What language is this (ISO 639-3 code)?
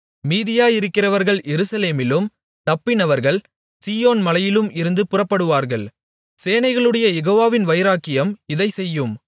tam